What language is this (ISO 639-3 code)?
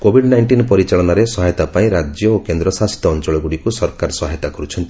ori